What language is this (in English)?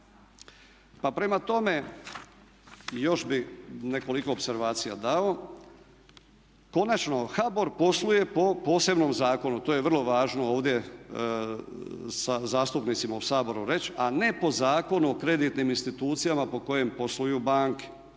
Croatian